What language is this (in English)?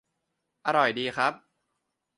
Thai